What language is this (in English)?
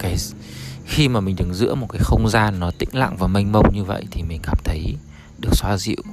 Vietnamese